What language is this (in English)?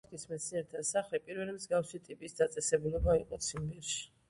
Georgian